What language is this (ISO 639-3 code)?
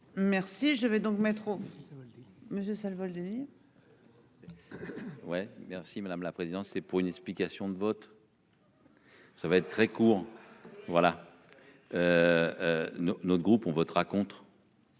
fra